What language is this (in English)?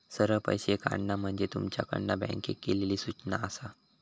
Marathi